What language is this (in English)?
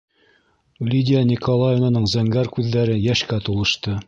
Bashkir